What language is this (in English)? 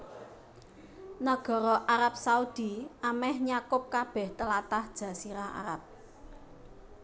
Javanese